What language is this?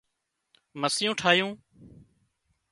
Wadiyara Koli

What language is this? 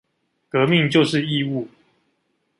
Chinese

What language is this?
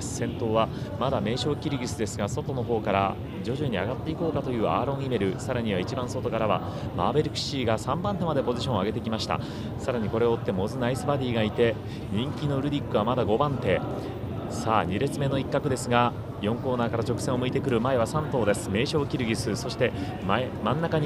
Japanese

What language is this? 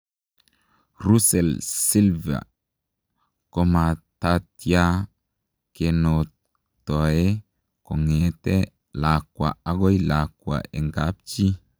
Kalenjin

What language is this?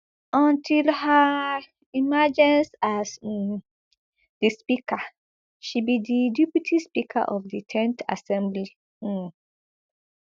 Nigerian Pidgin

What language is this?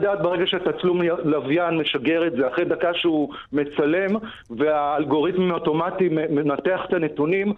Hebrew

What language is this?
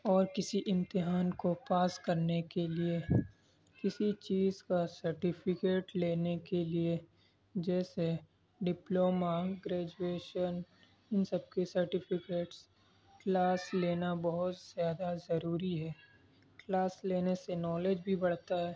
Urdu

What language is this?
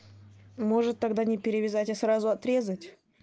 Russian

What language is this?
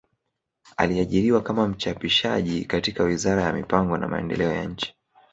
Swahili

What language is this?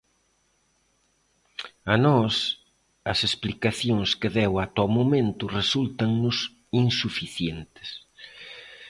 Galician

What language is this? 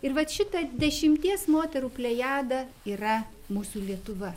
Lithuanian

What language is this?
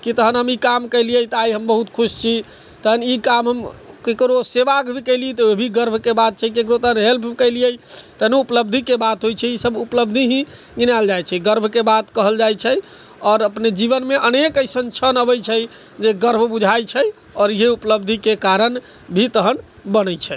Maithili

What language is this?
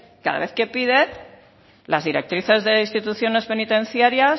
Spanish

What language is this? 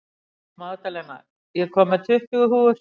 Icelandic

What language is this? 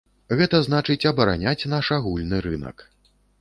Belarusian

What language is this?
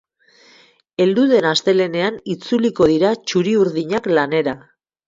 Basque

